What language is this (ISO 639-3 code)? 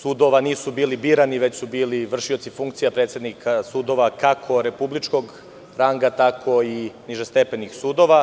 srp